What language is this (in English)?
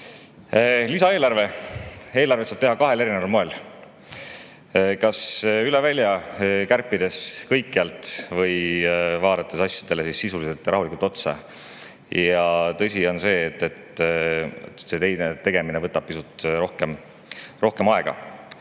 Estonian